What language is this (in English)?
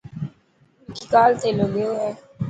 Dhatki